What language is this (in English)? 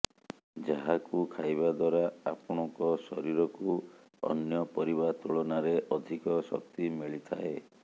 Odia